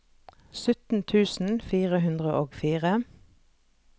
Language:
Norwegian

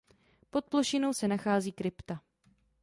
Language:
Czech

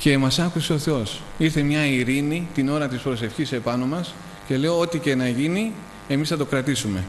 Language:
Greek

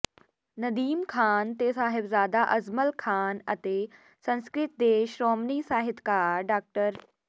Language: Punjabi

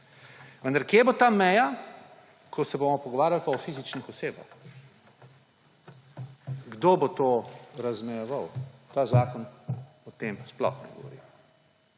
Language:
Slovenian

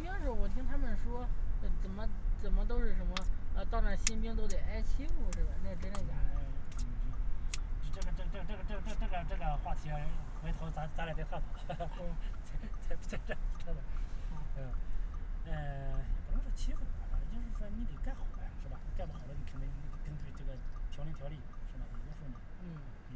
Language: Chinese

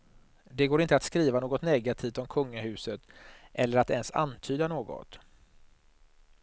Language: Swedish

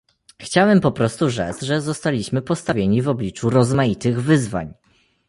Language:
Polish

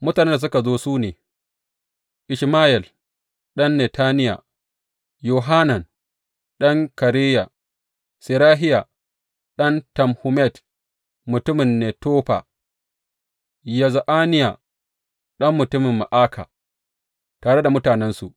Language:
Hausa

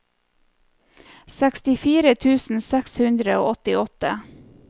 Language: Norwegian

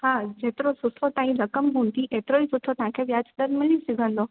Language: Sindhi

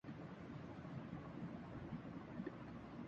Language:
Urdu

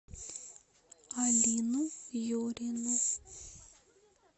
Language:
Russian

